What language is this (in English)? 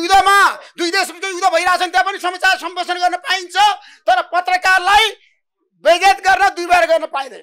Romanian